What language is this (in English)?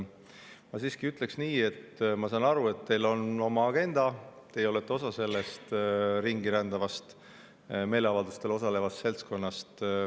Estonian